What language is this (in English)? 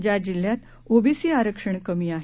Marathi